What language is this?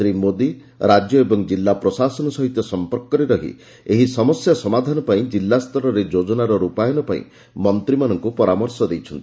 Odia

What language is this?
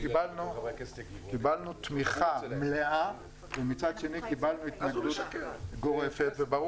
Hebrew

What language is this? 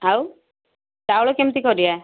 Odia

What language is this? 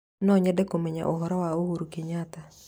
Kikuyu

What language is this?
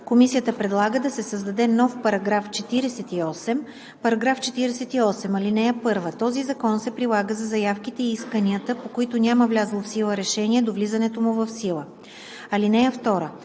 Bulgarian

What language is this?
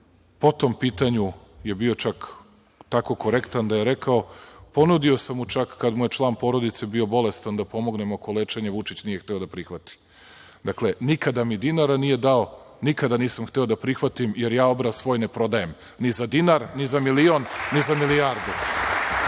Serbian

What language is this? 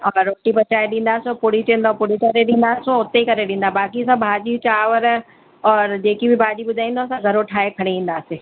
Sindhi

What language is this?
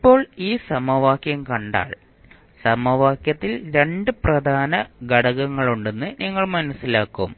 Malayalam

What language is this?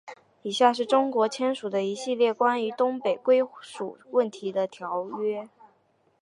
Chinese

